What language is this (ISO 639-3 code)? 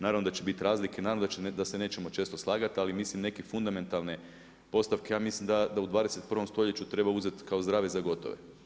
hrv